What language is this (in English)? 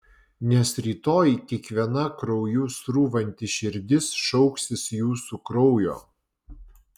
Lithuanian